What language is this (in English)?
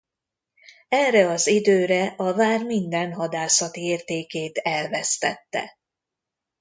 Hungarian